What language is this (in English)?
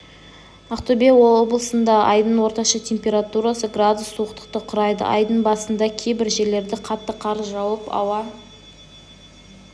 Kazakh